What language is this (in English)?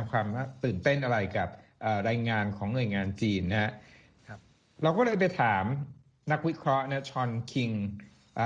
Thai